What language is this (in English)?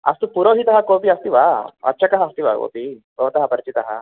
Sanskrit